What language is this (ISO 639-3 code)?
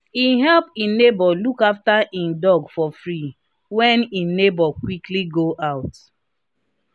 pcm